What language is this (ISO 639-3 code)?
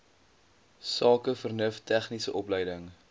afr